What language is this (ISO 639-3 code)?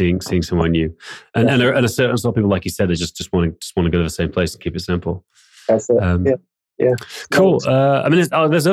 eng